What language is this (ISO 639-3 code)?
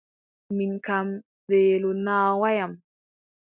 fub